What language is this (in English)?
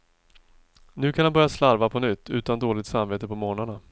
Swedish